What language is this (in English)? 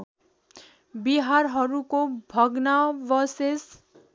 Nepali